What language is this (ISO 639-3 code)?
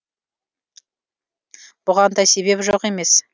kaz